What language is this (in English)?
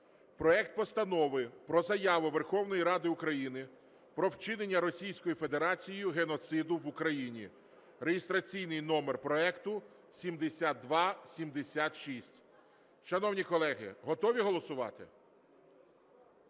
Ukrainian